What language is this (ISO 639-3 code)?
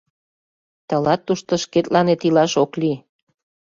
chm